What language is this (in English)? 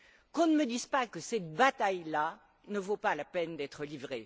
French